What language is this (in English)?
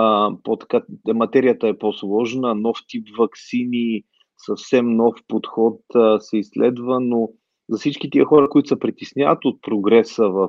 Bulgarian